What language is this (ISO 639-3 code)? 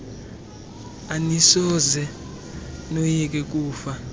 xho